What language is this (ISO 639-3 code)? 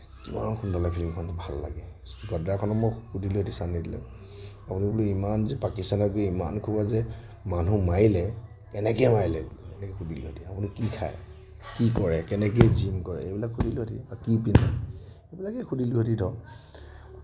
asm